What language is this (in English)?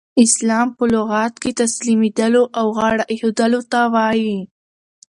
Pashto